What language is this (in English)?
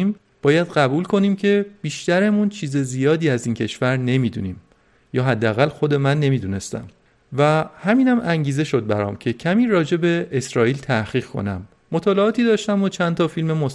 Persian